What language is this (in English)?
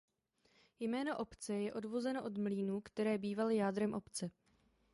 Czech